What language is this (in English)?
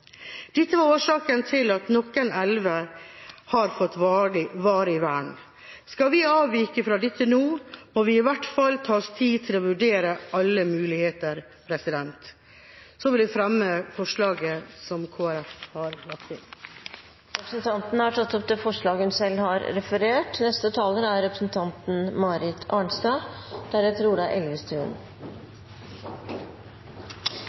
Norwegian